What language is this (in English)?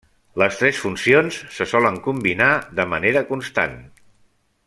Catalan